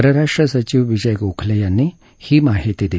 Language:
Marathi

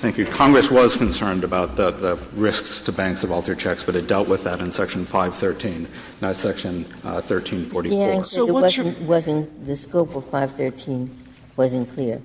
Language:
English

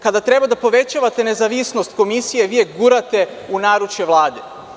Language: Serbian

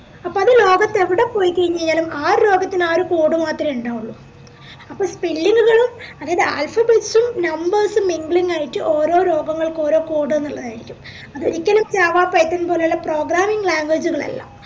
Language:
Malayalam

